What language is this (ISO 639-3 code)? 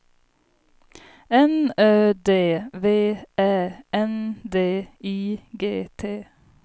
swe